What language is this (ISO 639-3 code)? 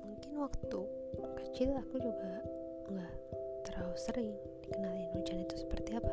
ind